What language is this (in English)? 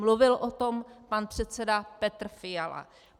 Czech